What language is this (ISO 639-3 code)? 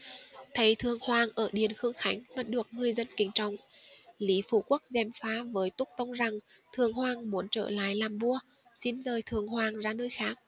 vie